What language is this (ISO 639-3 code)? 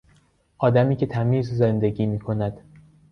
fas